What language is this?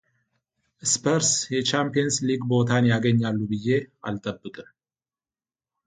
Amharic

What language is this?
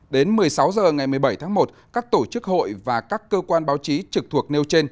Vietnamese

